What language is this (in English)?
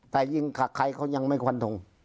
Thai